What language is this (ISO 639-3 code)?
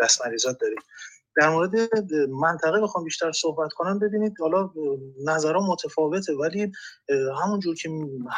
fas